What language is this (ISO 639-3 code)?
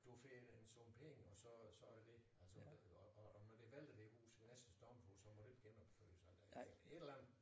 dan